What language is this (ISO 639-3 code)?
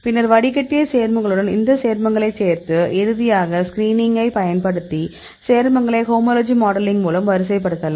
tam